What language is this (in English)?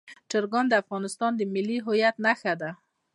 Pashto